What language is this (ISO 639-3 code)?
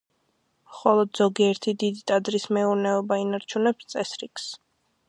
kat